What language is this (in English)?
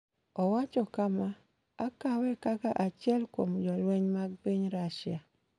Luo (Kenya and Tanzania)